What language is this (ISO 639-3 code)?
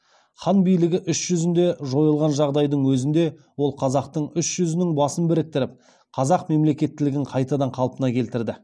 kaz